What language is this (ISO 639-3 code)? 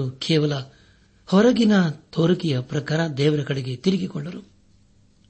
kan